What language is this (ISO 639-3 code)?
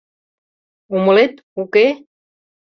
chm